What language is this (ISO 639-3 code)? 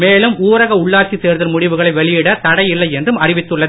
tam